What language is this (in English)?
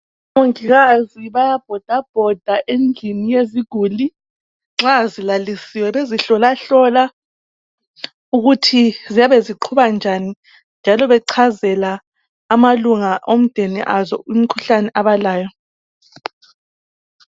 North Ndebele